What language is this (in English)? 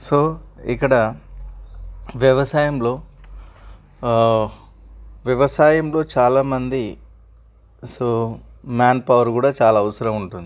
Telugu